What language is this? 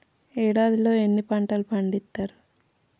Telugu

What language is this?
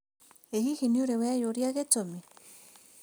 Kikuyu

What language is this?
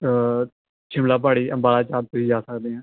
Punjabi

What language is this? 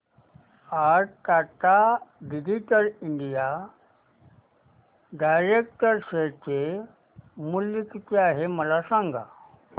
Marathi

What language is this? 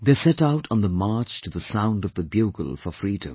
English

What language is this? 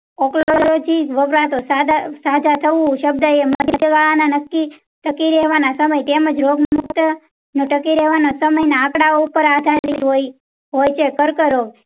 Gujarati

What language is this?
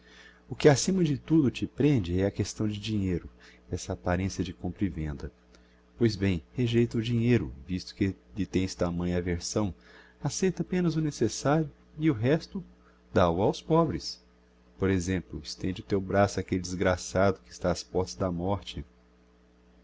Portuguese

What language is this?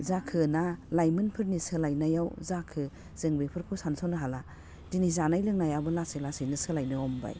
Bodo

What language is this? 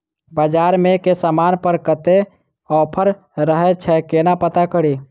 Maithili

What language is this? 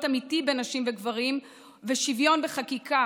Hebrew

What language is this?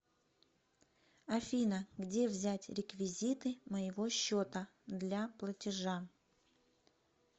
Russian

